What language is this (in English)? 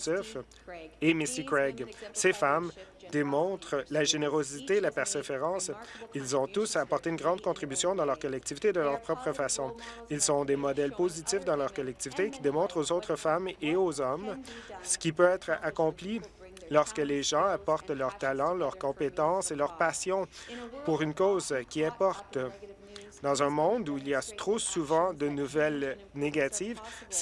French